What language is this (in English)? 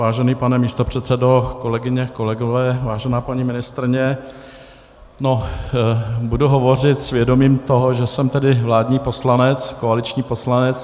Czech